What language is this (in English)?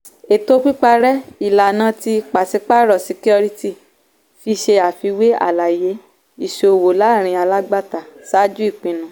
Yoruba